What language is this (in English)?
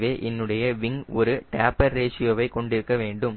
Tamil